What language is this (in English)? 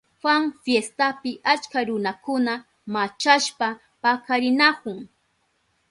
Southern Pastaza Quechua